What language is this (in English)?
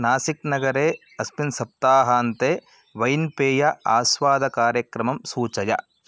Sanskrit